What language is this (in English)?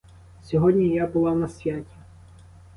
Ukrainian